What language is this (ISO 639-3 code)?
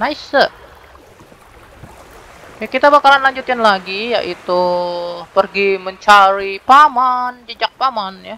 ind